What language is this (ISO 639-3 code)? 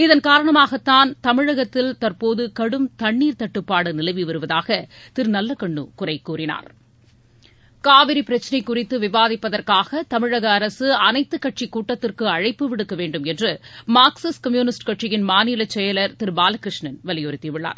tam